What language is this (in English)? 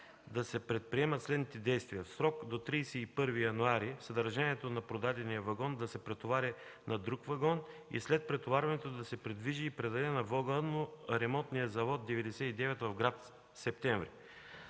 Bulgarian